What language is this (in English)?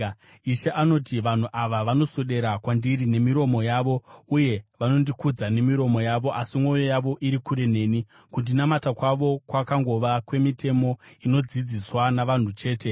Shona